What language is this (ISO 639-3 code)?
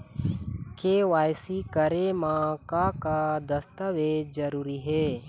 hne